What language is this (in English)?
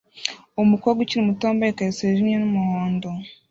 Kinyarwanda